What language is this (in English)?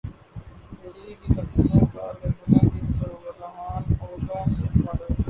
Urdu